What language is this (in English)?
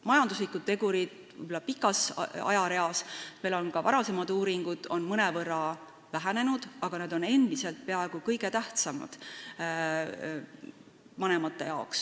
Estonian